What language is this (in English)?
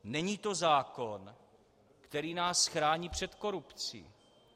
Czech